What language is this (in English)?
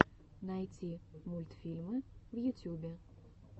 Russian